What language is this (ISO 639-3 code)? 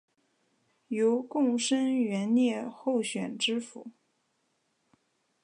zho